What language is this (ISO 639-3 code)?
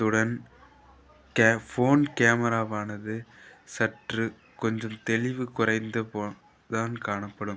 tam